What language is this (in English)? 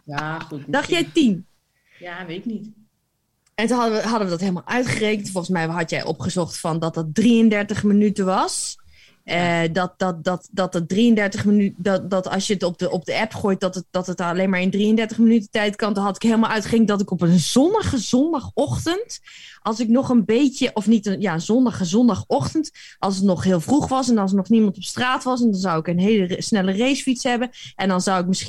Dutch